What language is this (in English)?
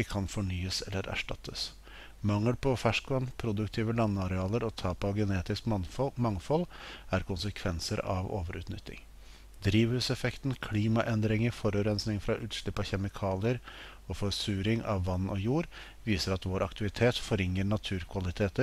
Norwegian